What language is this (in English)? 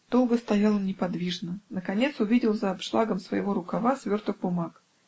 Russian